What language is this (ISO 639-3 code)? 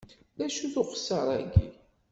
kab